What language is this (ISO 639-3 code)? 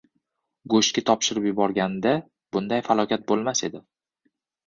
uzb